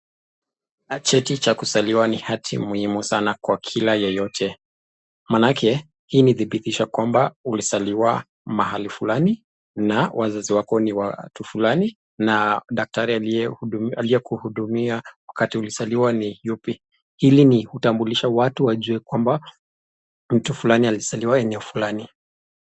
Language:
Swahili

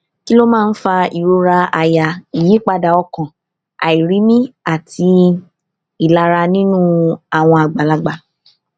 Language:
Yoruba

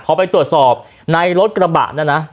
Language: Thai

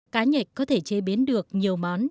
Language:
Vietnamese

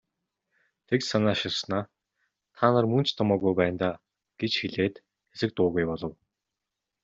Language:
Mongolian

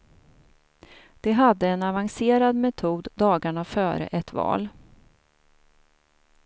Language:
Swedish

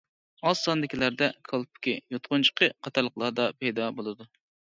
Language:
Uyghur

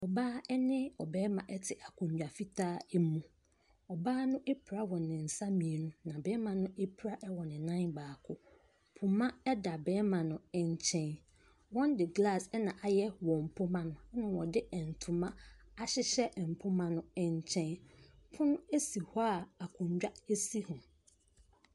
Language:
Akan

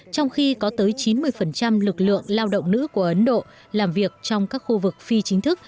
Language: Vietnamese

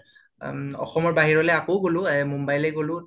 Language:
Assamese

